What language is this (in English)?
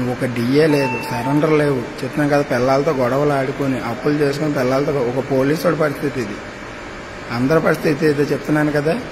Arabic